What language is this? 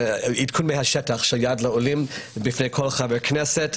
Hebrew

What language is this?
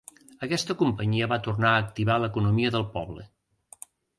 Catalan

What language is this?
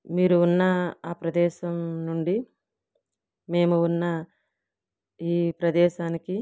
Telugu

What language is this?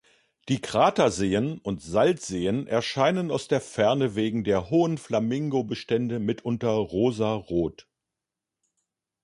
German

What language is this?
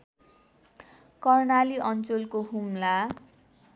Nepali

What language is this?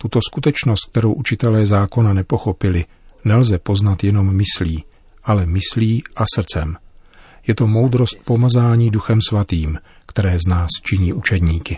Czech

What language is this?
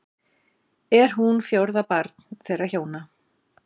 Icelandic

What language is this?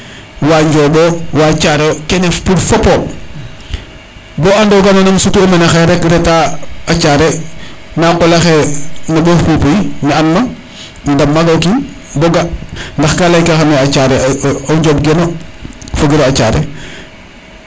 Serer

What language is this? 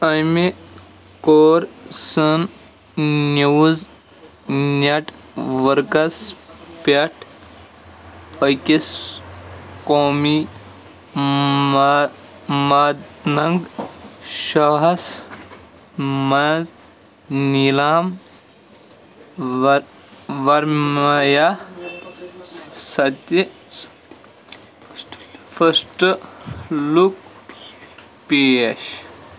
Kashmiri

